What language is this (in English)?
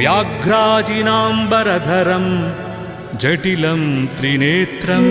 Telugu